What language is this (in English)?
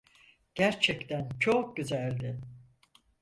Turkish